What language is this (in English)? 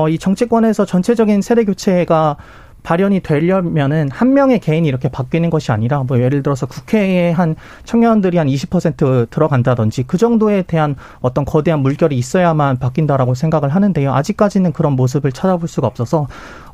Korean